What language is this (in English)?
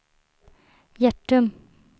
Swedish